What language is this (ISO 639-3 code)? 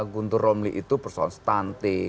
ind